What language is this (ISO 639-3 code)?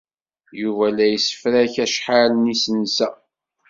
kab